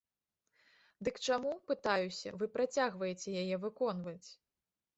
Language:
Belarusian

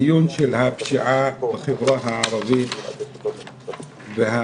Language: Hebrew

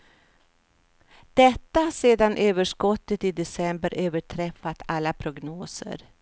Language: Swedish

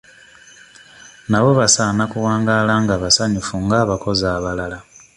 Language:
Ganda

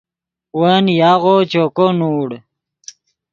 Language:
Yidgha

